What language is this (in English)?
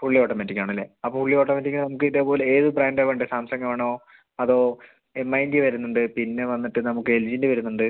Malayalam